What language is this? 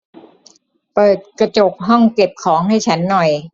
Thai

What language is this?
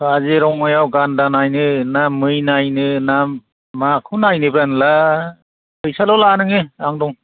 Bodo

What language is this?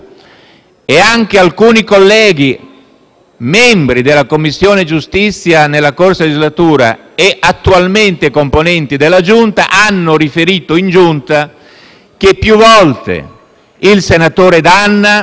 Italian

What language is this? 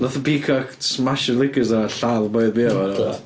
Welsh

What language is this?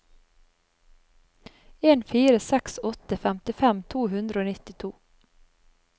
Norwegian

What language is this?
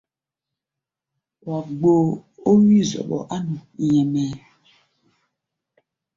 Gbaya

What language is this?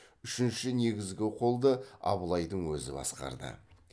Kazakh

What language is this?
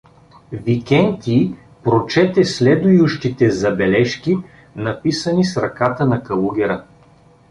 Bulgarian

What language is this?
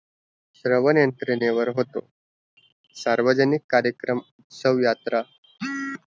Marathi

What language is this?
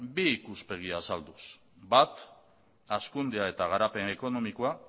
Basque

